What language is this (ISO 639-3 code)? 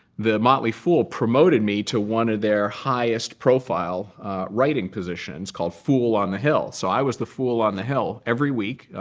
eng